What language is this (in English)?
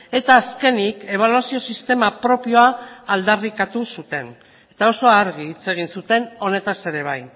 Basque